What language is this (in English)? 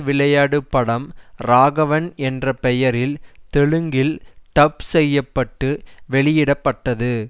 Tamil